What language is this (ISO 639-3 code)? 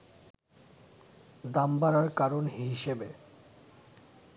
ben